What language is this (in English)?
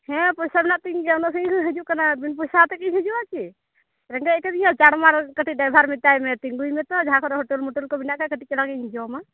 Santali